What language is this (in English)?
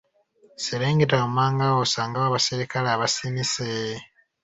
Ganda